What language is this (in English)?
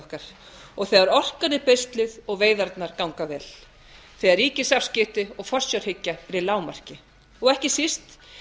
Icelandic